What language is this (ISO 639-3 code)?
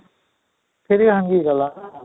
ori